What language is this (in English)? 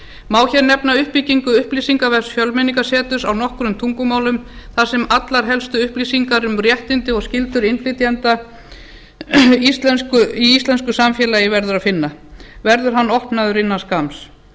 Icelandic